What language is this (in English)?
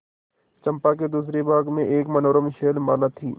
Hindi